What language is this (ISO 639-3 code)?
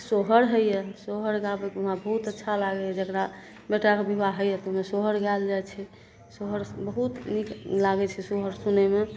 mai